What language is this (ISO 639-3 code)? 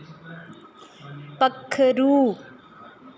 doi